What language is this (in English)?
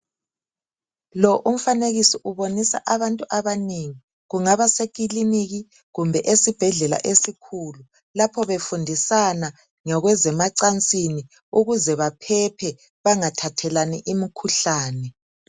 North Ndebele